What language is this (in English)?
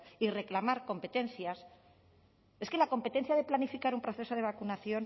Spanish